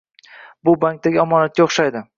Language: Uzbek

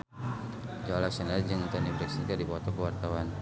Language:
Sundanese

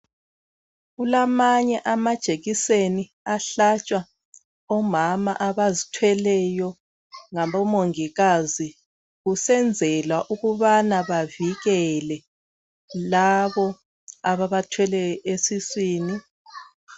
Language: North Ndebele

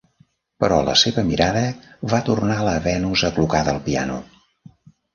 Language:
Catalan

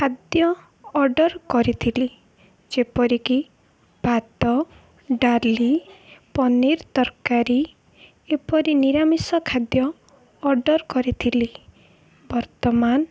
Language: Odia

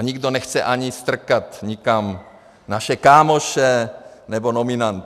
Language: Czech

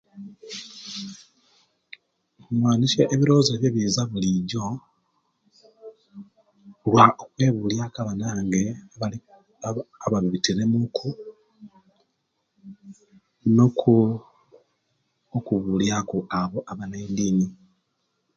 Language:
Kenyi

